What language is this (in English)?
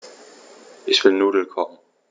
German